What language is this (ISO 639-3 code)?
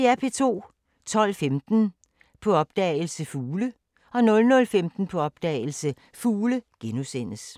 dan